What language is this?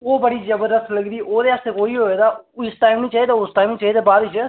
Dogri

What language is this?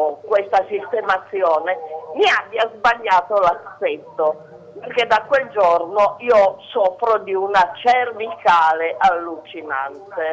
Italian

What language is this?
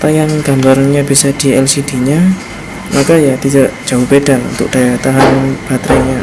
Indonesian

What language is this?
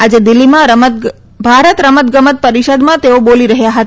Gujarati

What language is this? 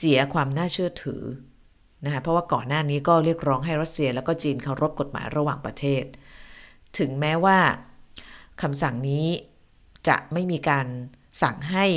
Thai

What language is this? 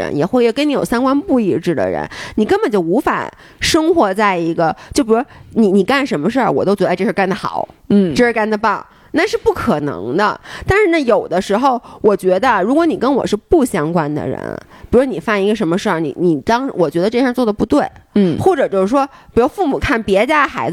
Chinese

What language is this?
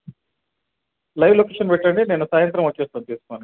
Telugu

